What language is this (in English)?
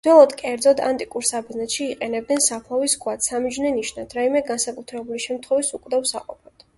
Georgian